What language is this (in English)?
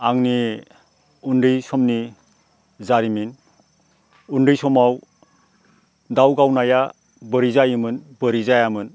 Bodo